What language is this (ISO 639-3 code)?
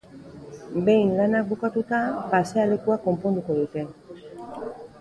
eus